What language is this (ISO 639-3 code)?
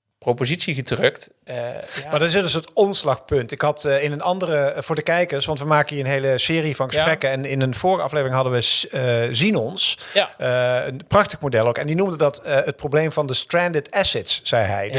nld